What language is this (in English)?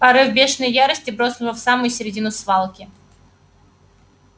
Russian